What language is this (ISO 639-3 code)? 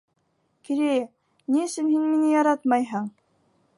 bak